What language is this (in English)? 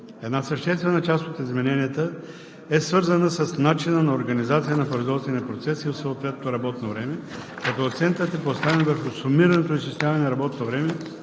Bulgarian